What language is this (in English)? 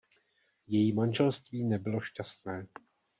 Czech